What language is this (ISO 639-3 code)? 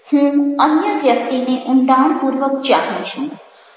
guj